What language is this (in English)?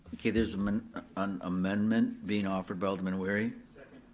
English